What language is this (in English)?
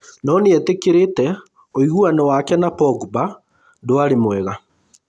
Kikuyu